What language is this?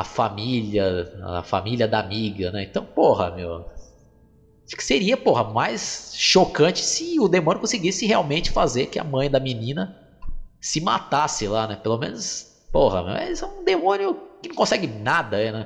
Portuguese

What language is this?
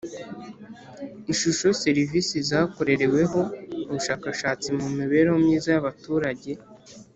Kinyarwanda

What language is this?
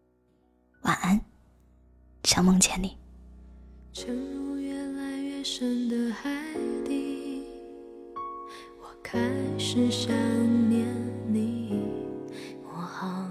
Chinese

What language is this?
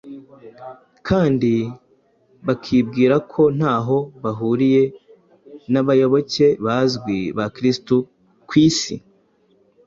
Kinyarwanda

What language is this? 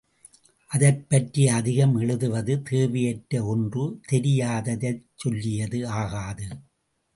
Tamil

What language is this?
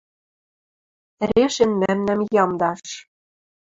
Western Mari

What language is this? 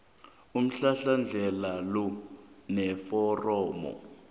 South Ndebele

